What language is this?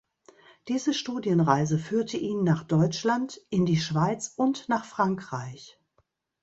German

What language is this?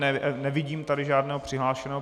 Czech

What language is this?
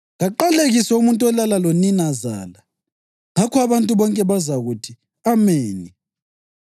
North Ndebele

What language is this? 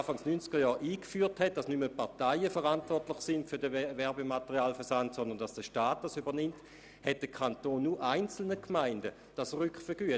Swiss German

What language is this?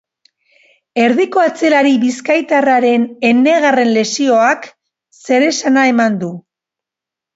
Basque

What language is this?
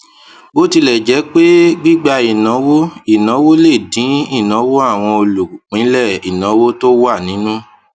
Yoruba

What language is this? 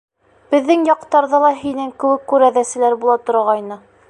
Bashkir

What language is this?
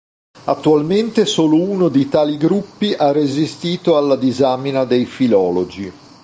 Italian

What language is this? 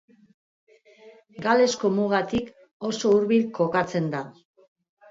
Basque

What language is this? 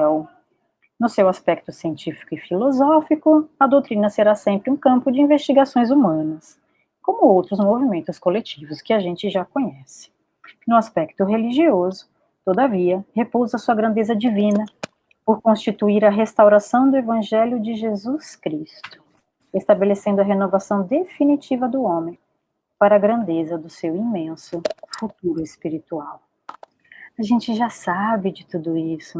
Portuguese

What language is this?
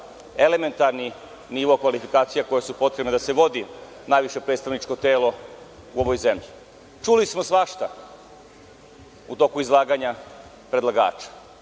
Serbian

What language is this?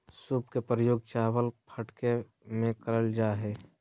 Magahi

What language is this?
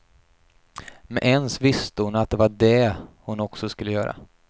Swedish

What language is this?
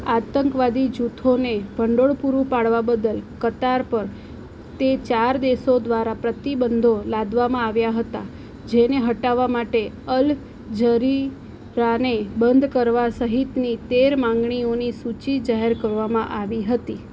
Gujarati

